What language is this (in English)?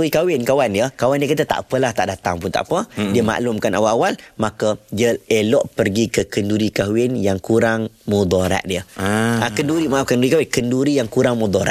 Malay